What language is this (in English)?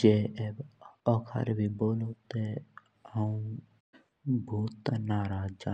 Jaunsari